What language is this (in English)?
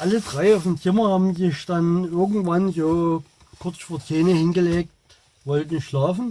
German